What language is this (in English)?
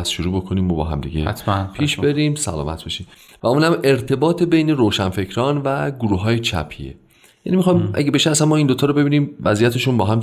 Persian